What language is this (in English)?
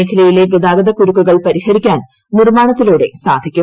Malayalam